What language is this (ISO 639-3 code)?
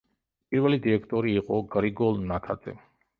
kat